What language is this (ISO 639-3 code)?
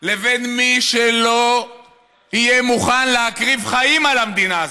heb